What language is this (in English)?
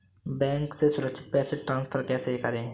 Hindi